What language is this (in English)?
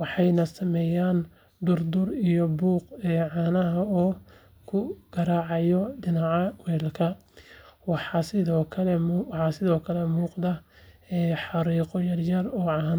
Somali